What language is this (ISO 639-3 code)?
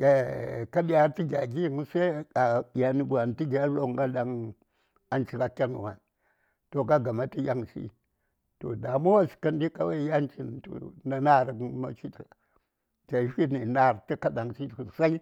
say